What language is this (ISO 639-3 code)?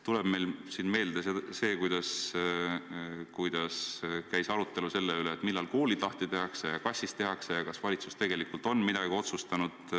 est